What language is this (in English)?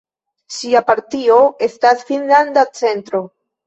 Esperanto